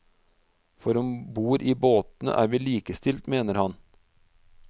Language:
Norwegian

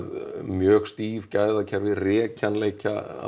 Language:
Icelandic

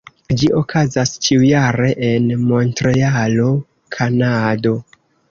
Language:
Esperanto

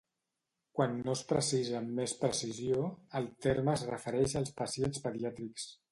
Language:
Catalan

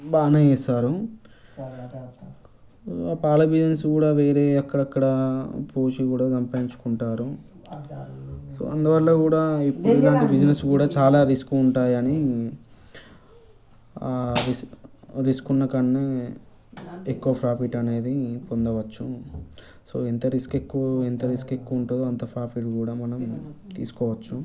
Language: Telugu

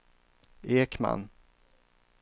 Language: Swedish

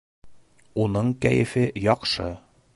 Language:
Bashkir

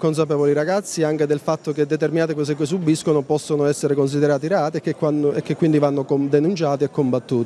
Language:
Italian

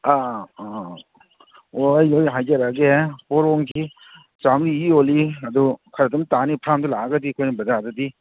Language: Manipuri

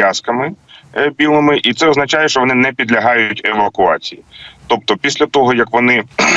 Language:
Ukrainian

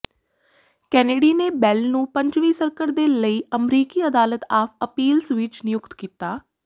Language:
Punjabi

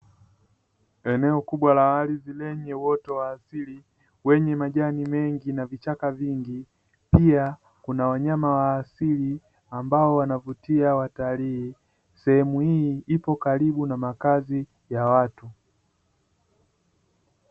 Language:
Swahili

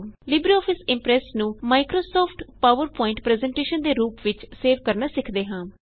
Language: Punjabi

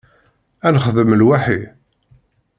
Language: Kabyle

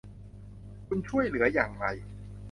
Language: Thai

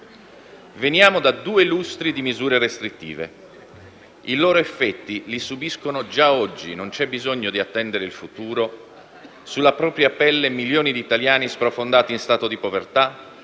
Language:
Italian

